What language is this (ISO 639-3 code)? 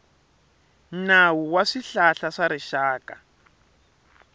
tso